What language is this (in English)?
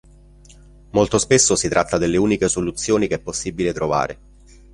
Italian